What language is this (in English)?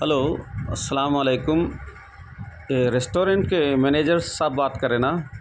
Urdu